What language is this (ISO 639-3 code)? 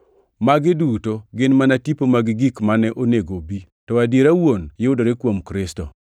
luo